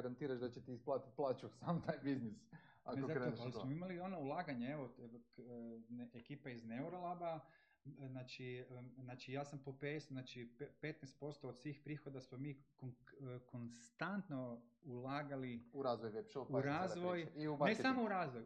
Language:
Croatian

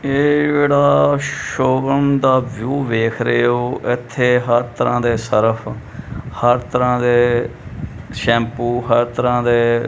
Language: Punjabi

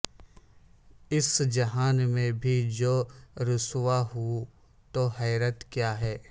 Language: Urdu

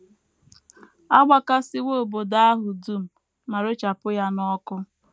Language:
Igbo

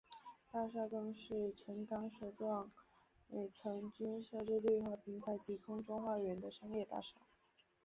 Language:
Chinese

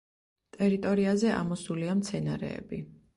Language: Georgian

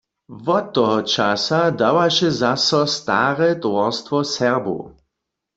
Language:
Upper Sorbian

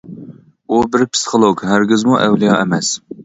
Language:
Uyghur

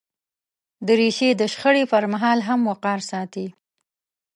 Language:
Pashto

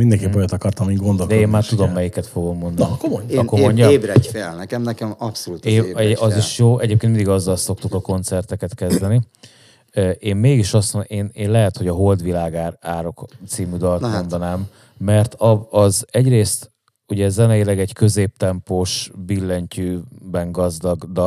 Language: Hungarian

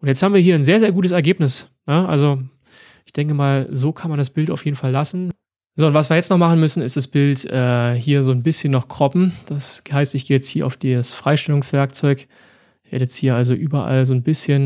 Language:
German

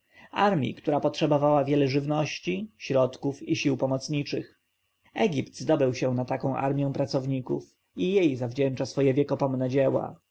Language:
Polish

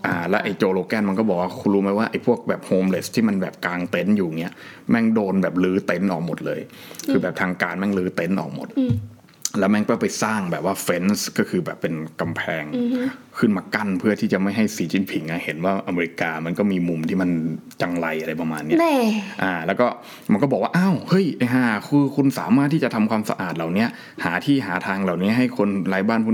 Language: Thai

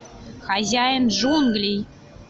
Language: Russian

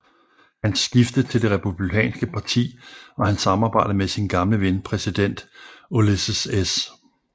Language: Danish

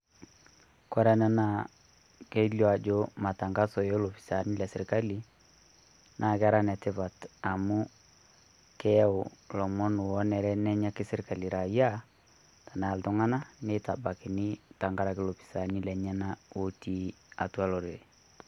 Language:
Masai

